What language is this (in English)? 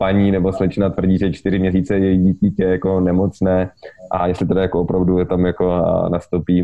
Czech